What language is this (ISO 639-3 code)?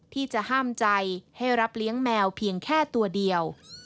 tha